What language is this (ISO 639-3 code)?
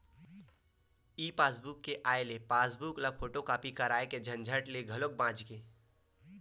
hne